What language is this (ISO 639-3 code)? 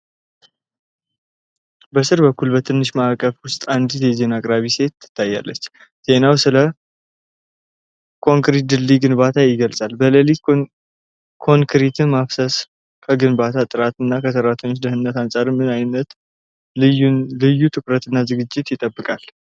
amh